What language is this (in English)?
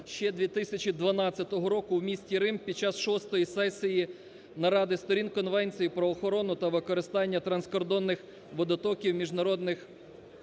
Ukrainian